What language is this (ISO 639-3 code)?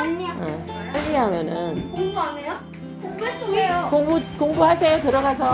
kor